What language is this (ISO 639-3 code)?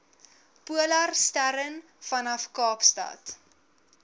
afr